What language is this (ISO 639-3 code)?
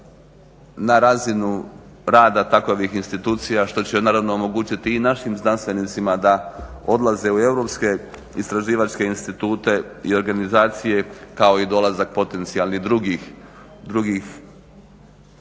hrv